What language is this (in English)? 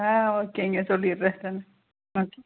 Tamil